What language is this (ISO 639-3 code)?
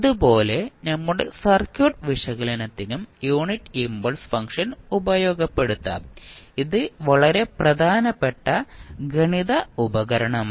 mal